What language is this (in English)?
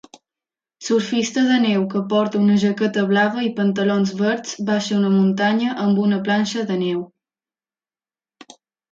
Catalan